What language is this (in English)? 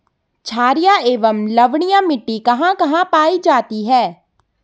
Hindi